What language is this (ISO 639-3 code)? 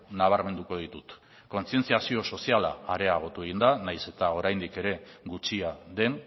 eus